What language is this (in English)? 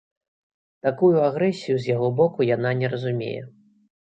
Belarusian